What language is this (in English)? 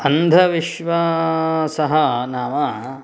Sanskrit